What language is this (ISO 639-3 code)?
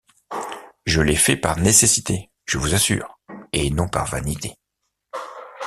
fra